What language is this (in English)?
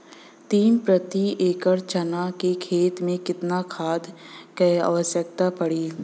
Bhojpuri